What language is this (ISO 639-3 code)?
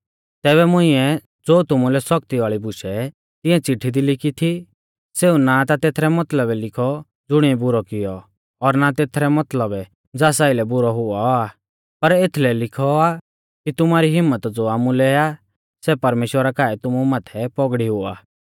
bfz